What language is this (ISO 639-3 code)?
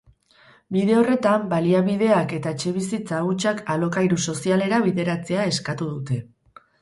eus